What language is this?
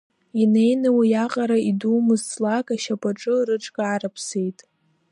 Abkhazian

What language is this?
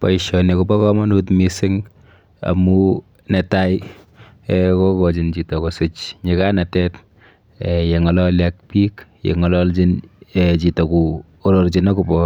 Kalenjin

